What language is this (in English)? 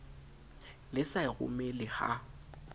Southern Sotho